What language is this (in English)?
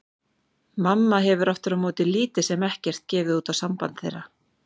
Icelandic